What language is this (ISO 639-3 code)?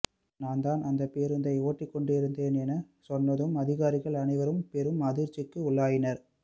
tam